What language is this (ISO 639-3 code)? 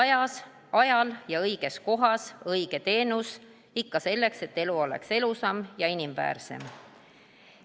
est